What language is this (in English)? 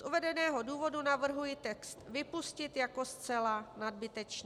Czech